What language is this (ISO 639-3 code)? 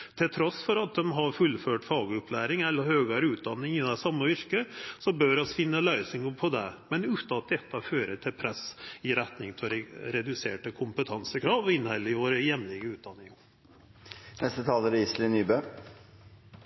nor